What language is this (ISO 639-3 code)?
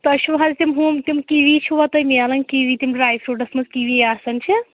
kas